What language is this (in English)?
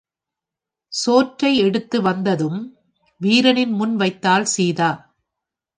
Tamil